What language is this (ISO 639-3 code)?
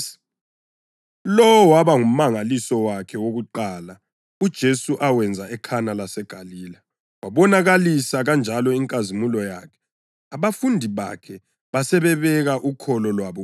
nde